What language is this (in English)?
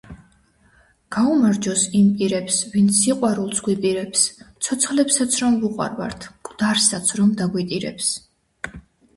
Georgian